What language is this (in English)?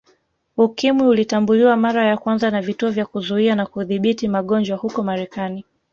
Swahili